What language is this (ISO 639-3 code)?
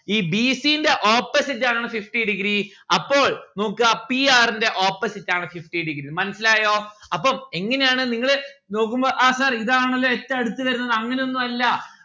mal